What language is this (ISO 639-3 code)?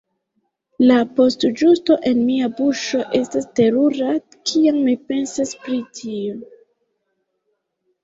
epo